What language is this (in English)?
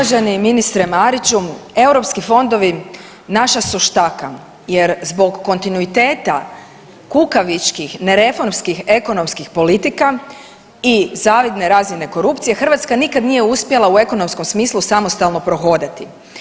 Croatian